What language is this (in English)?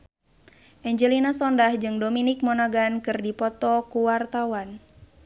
Sundanese